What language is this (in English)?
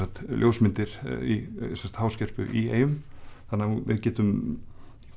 Icelandic